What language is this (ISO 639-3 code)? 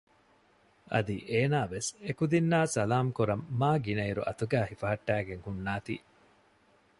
div